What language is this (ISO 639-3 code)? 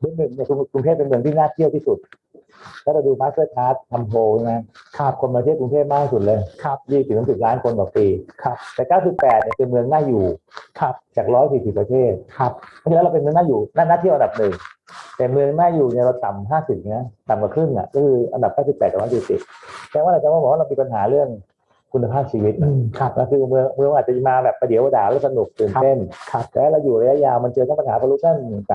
tha